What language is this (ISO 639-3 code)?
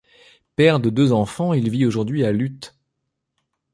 fra